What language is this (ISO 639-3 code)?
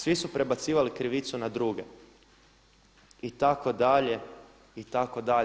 hrv